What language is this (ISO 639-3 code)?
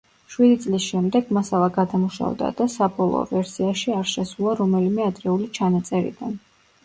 kat